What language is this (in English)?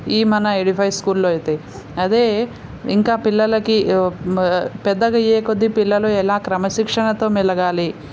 Telugu